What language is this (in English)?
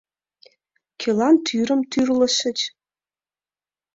Mari